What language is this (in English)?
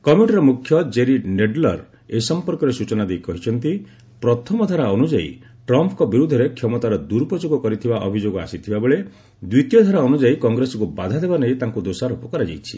Odia